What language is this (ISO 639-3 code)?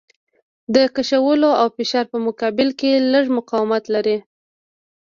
pus